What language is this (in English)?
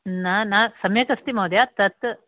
Sanskrit